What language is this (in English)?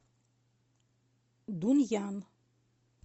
Russian